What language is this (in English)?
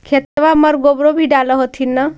Magahi